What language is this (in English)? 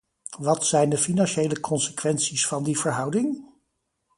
Dutch